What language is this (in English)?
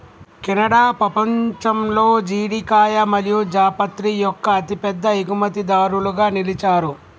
Telugu